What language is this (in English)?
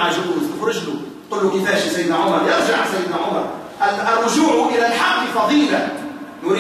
Arabic